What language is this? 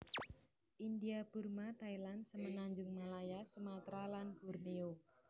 Javanese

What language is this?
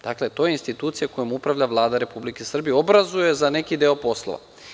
Serbian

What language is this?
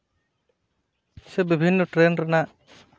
Santali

